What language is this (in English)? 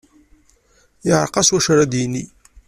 Kabyle